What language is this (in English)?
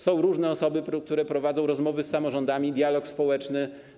Polish